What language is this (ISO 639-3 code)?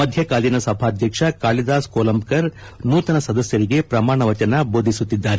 kan